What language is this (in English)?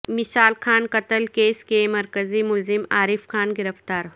Urdu